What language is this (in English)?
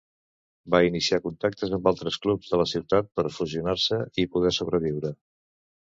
Catalan